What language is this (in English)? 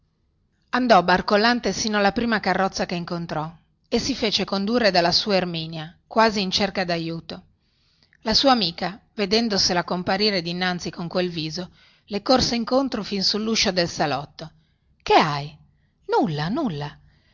Italian